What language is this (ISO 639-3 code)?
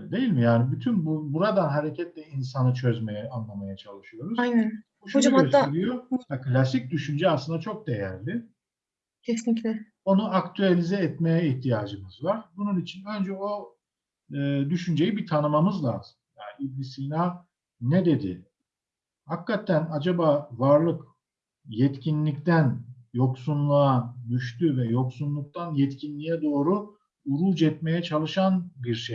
tur